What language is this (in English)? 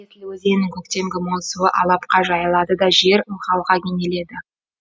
Kazakh